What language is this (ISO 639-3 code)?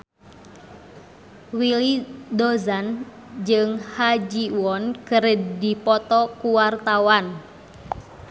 sun